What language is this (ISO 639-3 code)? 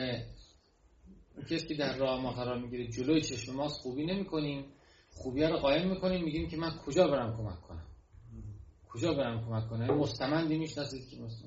fas